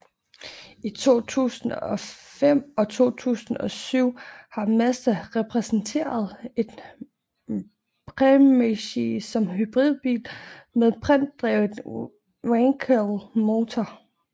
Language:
Danish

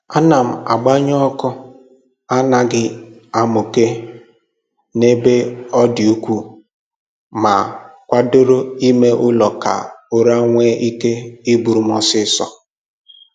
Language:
Igbo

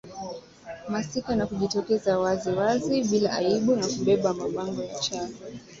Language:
Swahili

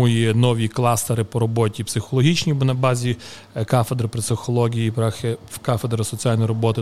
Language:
Ukrainian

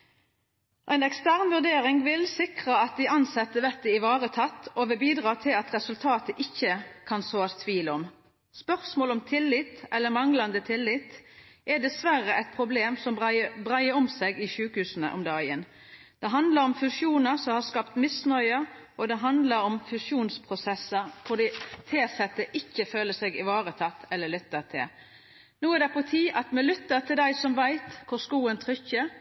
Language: Norwegian Nynorsk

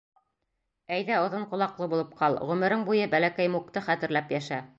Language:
Bashkir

